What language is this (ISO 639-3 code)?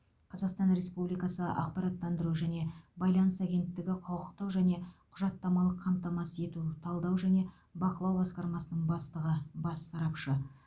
kaz